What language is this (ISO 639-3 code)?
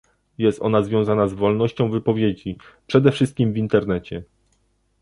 pol